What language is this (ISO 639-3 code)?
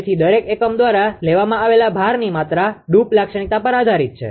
guj